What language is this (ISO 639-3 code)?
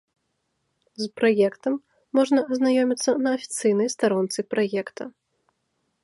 bel